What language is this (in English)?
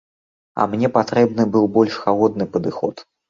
Belarusian